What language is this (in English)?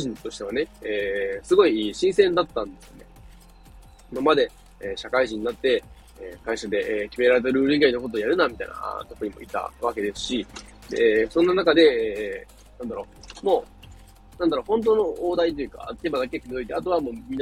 Japanese